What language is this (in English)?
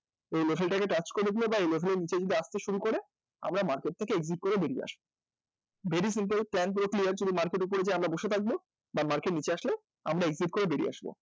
Bangla